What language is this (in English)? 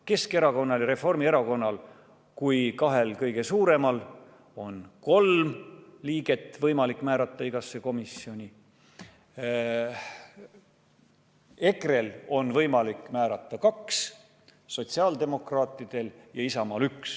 Estonian